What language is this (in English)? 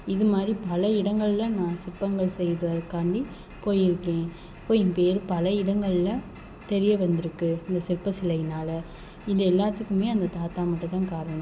Tamil